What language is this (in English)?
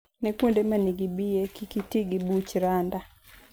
Luo (Kenya and Tanzania)